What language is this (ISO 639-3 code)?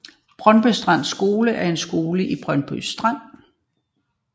dan